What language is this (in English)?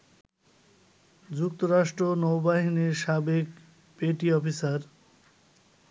Bangla